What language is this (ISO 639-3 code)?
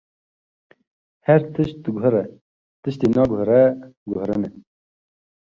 kur